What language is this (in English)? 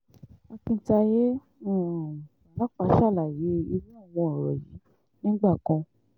Yoruba